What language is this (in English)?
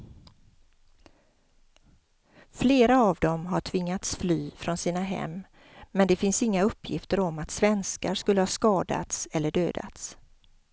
Swedish